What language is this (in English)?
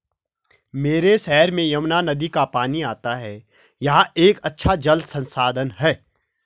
Hindi